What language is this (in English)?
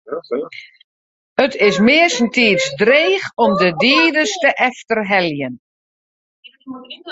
Western Frisian